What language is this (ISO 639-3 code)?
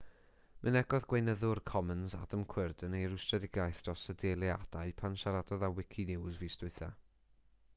cym